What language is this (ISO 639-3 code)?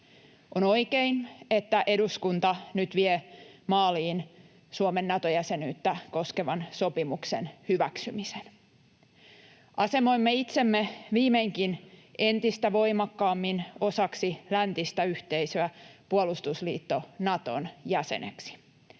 fin